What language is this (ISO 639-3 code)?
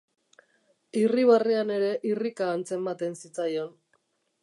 eus